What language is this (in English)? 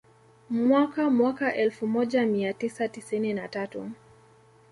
Swahili